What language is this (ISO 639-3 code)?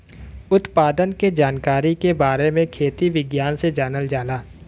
bho